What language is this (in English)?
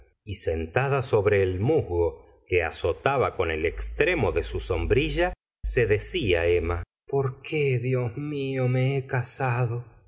Spanish